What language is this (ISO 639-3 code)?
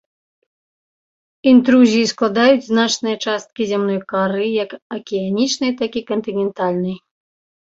bel